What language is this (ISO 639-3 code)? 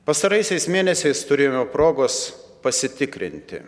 lit